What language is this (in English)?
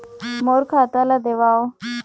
Chhattisgarhi